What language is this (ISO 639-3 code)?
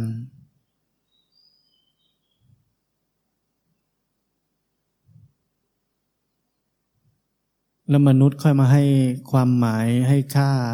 tha